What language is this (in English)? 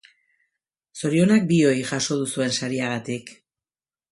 Basque